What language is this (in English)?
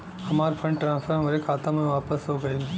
Bhojpuri